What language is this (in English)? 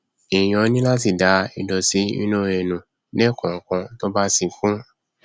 Yoruba